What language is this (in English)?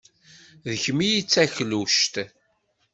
Kabyle